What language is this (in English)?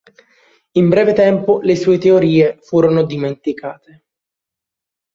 Italian